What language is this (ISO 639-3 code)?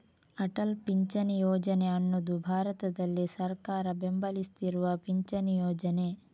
kan